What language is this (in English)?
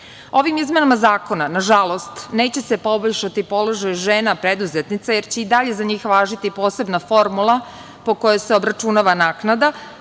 Serbian